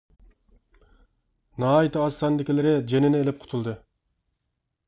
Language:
Uyghur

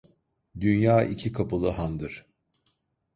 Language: Turkish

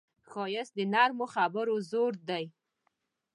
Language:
Pashto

